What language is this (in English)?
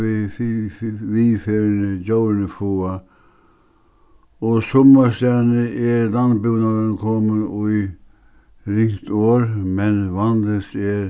Faroese